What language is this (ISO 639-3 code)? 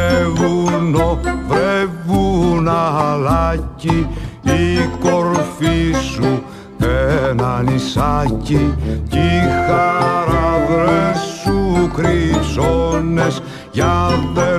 ell